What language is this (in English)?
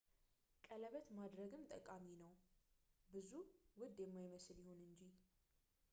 Amharic